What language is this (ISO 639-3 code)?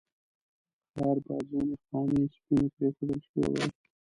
pus